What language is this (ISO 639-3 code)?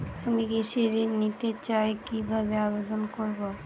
ben